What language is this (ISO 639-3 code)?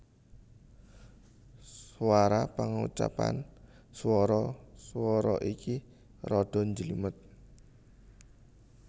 jav